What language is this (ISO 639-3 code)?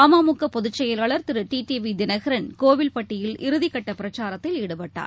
tam